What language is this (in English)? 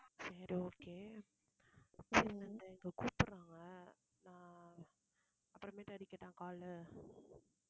Tamil